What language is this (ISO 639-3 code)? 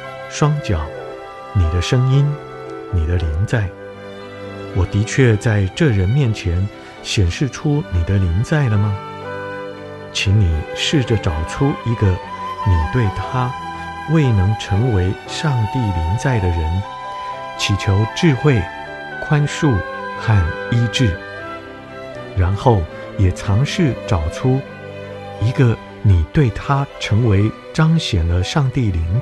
zho